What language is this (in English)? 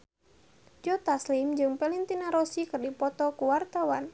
Sundanese